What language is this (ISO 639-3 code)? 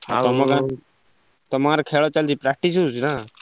ori